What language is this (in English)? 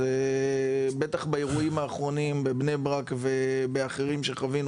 Hebrew